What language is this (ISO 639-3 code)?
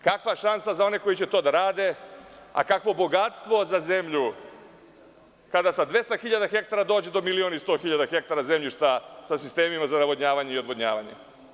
srp